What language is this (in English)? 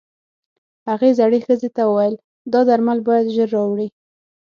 Pashto